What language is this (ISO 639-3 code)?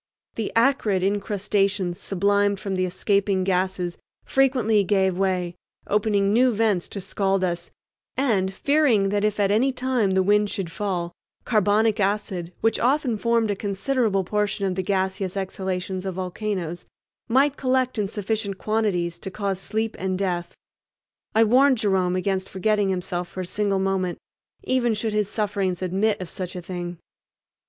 eng